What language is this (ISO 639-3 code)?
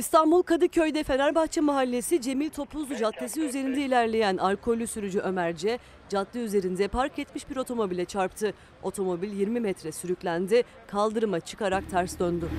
tur